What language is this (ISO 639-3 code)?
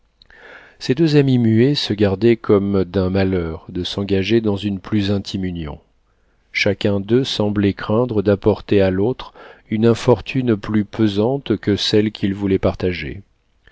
fra